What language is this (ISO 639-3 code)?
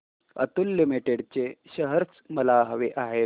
mar